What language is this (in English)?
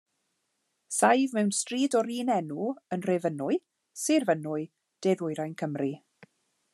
Welsh